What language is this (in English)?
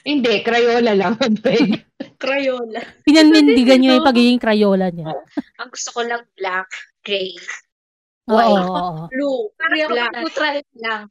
Filipino